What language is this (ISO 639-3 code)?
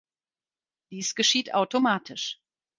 deu